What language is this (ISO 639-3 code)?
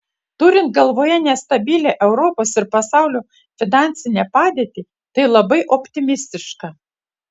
lit